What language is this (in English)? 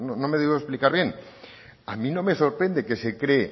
Spanish